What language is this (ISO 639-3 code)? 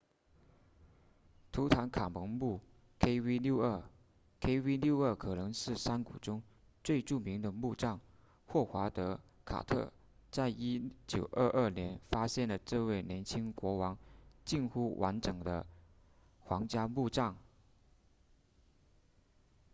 zho